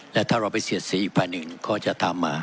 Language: Thai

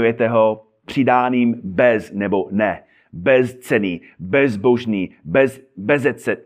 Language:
Czech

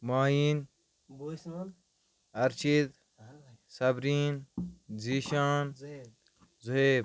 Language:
Kashmiri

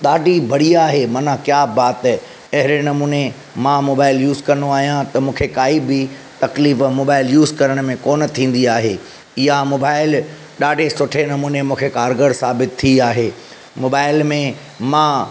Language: Sindhi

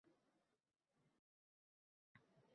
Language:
Uzbek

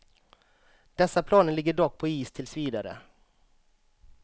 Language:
Swedish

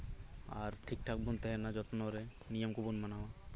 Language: Santali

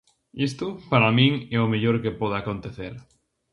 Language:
Galician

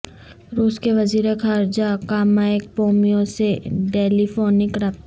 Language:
Urdu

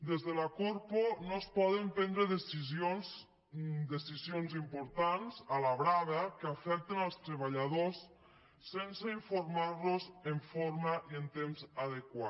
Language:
Catalan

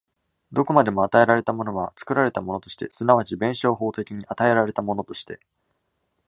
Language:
Japanese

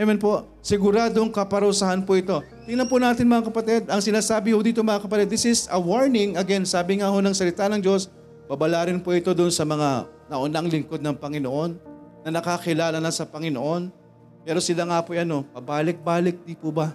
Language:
Filipino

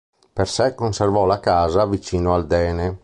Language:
Italian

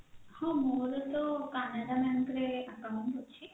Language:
Odia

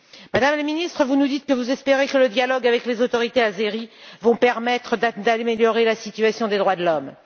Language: French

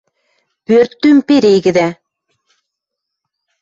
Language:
Western Mari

